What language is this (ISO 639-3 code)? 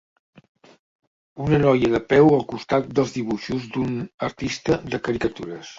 cat